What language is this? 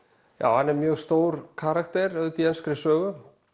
Icelandic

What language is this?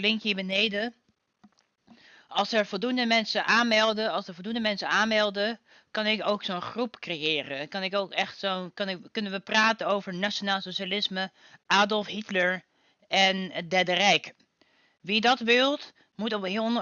Dutch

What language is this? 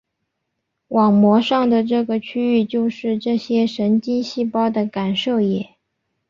Chinese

